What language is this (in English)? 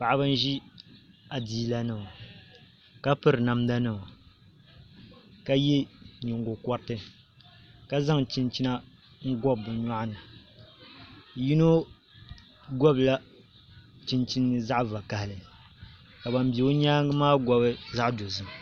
Dagbani